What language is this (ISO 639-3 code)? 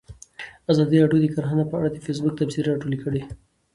pus